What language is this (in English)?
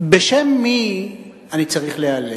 Hebrew